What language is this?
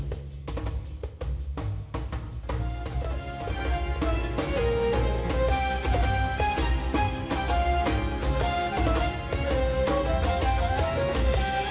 Indonesian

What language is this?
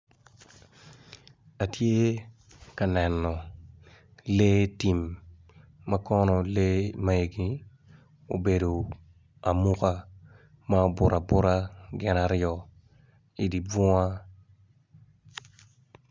Acoli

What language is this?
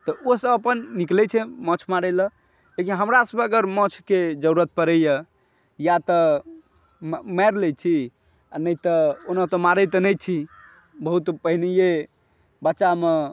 Maithili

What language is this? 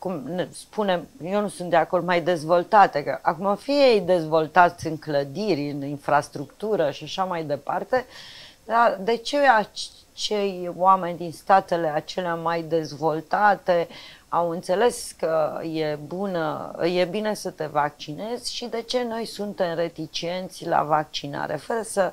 Romanian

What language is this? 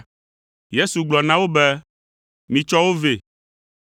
Ewe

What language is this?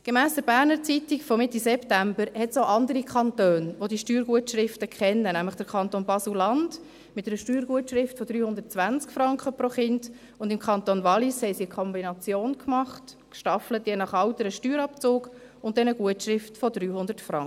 Swiss German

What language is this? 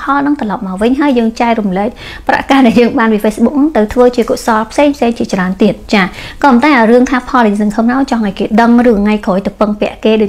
Vietnamese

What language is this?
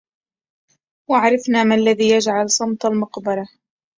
Arabic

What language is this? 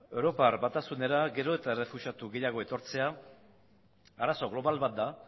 Basque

